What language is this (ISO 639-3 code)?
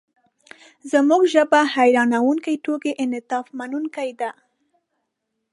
pus